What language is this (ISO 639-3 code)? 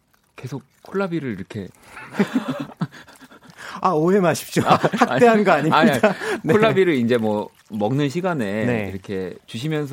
kor